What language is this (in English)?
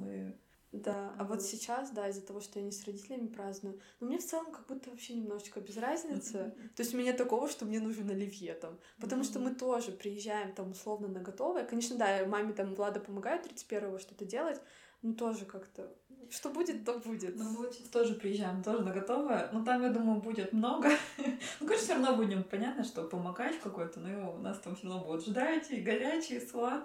Russian